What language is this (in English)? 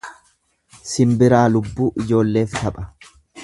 Oromo